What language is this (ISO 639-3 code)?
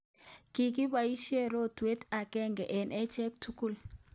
kln